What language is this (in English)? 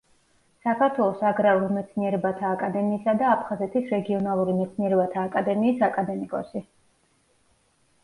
Georgian